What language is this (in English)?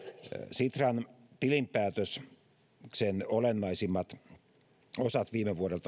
Finnish